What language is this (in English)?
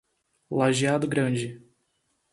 Portuguese